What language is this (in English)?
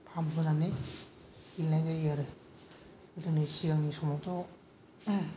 Bodo